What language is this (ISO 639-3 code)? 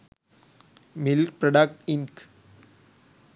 sin